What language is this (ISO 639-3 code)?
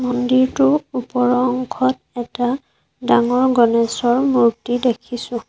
asm